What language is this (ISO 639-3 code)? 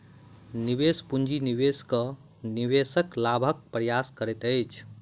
mai